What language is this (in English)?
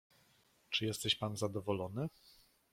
Polish